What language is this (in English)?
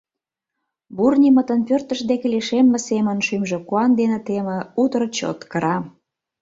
Mari